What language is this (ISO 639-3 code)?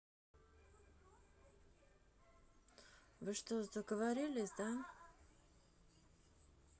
rus